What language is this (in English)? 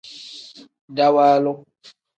Tem